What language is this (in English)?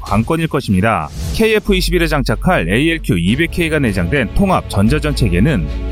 Korean